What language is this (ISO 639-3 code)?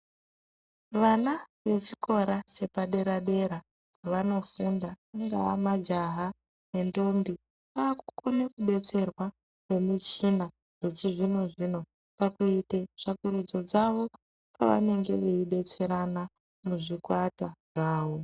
ndc